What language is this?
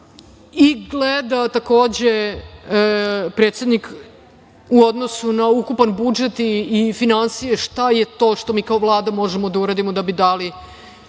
Serbian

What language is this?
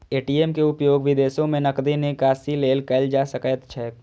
Maithili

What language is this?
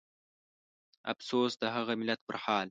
Pashto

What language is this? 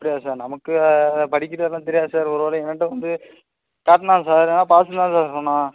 Tamil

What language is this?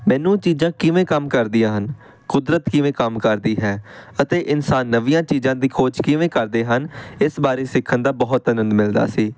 Punjabi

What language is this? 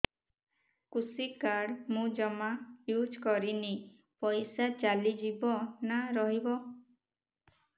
Odia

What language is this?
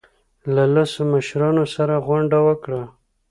Pashto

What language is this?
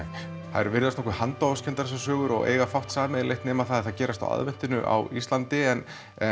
Icelandic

